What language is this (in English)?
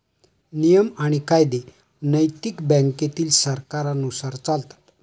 Marathi